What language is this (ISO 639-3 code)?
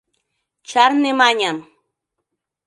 chm